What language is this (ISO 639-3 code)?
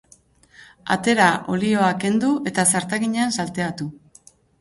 eus